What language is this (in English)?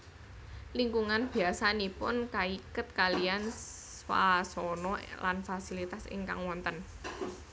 Javanese